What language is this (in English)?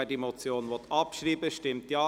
Swiss German